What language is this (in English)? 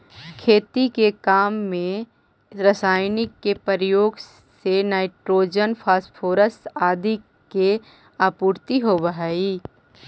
Magahi